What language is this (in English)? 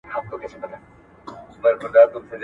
Pashto